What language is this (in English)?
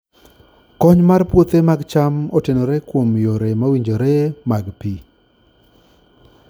Luo (Kenya and Tanzania)